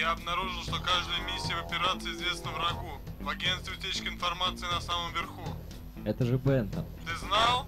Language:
Russian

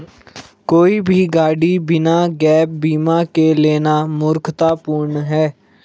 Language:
Hindi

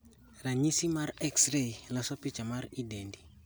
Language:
Luo (Kenya and Tanzania)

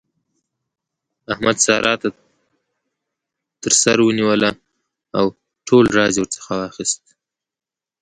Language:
Pashto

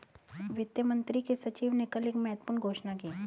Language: Hindi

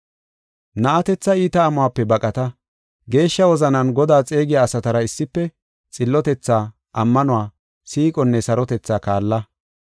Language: Gofa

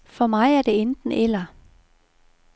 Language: Danish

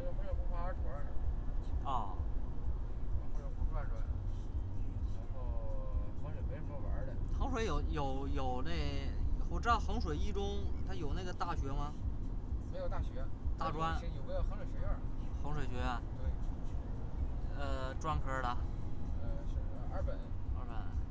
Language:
Chinese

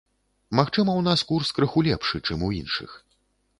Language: Belarusian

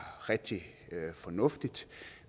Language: Danish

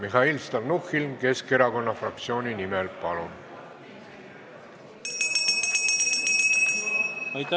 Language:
Estonian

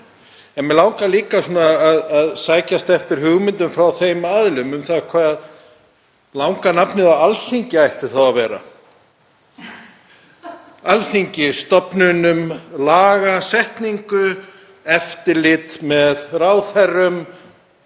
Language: Icelandic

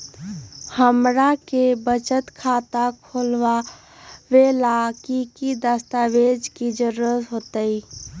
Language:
Magahi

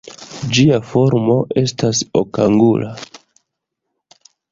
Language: Esperanto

